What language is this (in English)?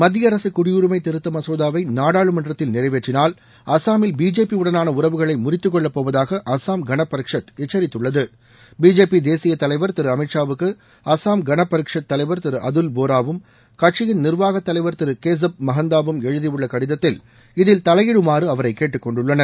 Tamil